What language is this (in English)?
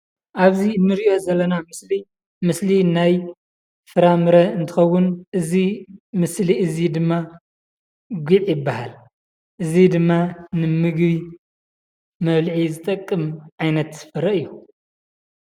Tigrinya